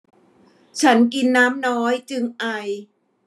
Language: Thai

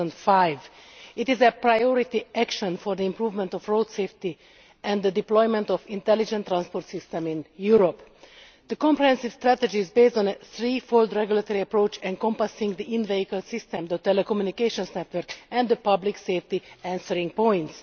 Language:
English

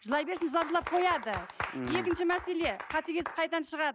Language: Kazakh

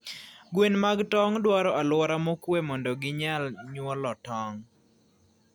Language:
Luo (Kenya and Tanzania)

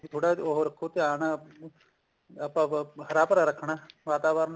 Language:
Punjabi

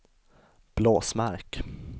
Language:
Swedish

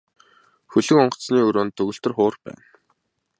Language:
Mongolian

